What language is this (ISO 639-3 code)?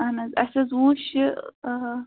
kas